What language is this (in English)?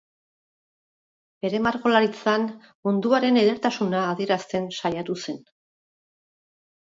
Basque